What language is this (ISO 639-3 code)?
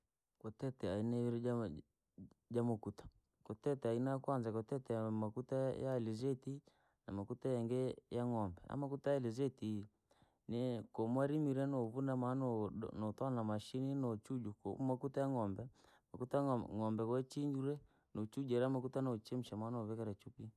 lag